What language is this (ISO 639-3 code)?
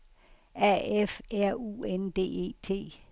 dan